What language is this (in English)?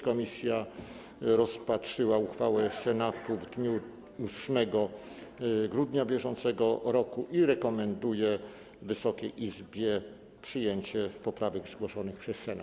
Polish